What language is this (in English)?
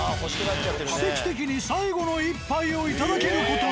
Japanese